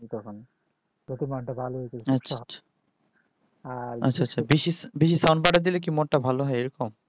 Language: Bangla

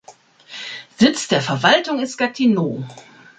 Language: German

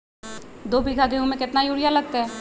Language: Magahi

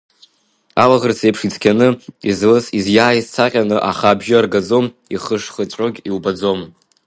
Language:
Abkhazian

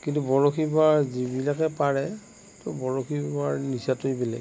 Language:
Assamese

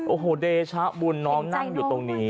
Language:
Thai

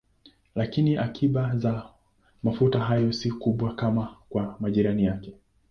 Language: Swahili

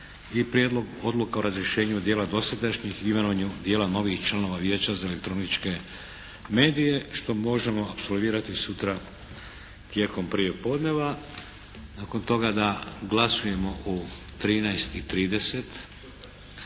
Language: Croatian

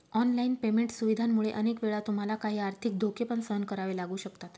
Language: Marathi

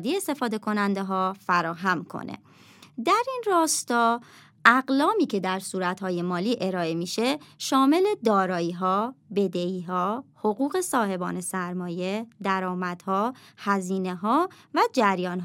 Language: Persian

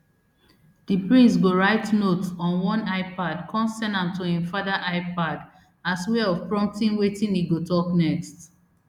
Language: Nigerian Pidgin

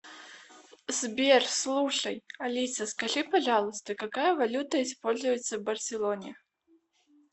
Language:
Russian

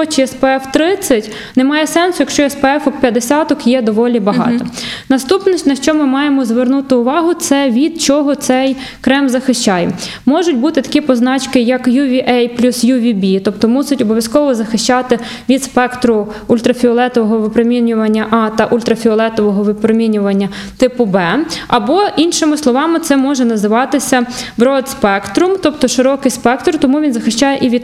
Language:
Ukrainian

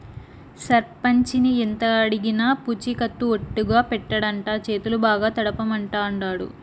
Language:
Telugu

